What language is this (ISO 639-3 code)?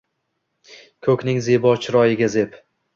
uzb